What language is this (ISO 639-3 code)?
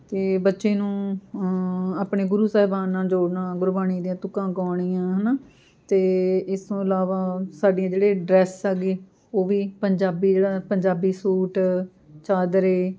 pan